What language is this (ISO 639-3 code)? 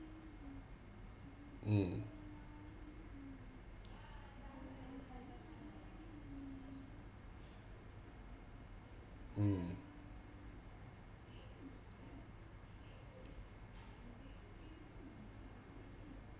eng